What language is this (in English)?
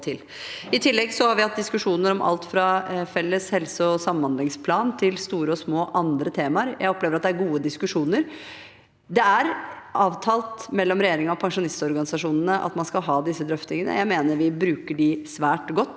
Norwegian